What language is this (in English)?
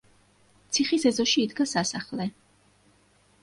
Georgian